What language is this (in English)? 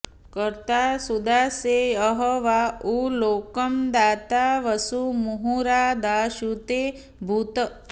Sanskrit